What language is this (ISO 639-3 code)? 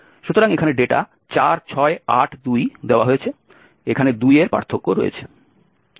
ben